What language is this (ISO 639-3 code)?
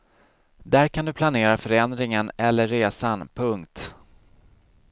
swe